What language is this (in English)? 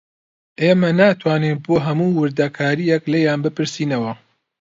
Central Kurdish